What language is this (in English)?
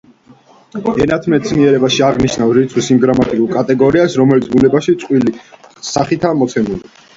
Georgian